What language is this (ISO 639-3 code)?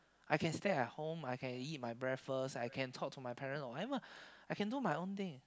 eng